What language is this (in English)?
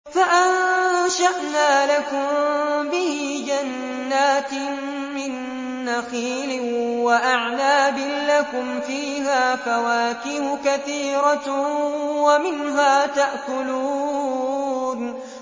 Arabic